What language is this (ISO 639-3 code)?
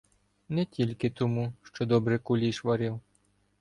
ukr